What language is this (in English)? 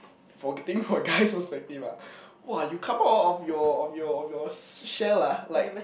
English